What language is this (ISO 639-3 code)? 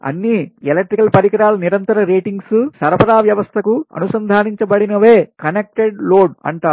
tel